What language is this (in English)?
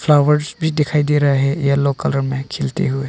Hindi